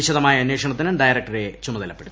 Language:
Malayalam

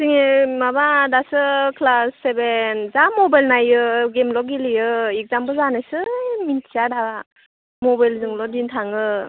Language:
Bodo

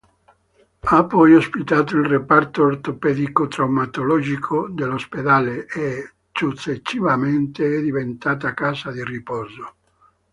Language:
Italian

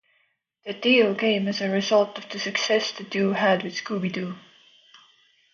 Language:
English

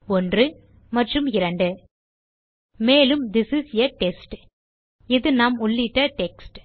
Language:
Tamil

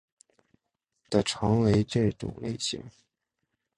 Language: Chinese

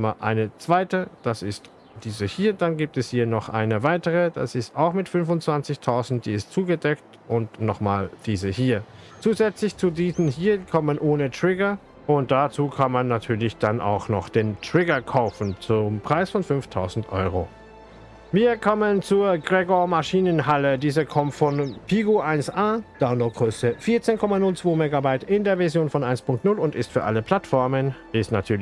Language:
German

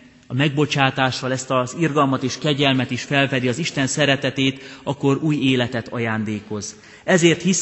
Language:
Hungarian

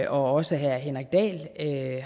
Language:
Danish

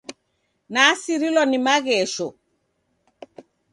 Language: Taita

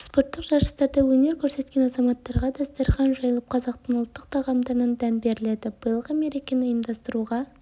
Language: Kazakh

